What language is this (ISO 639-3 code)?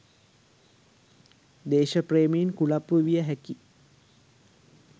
sin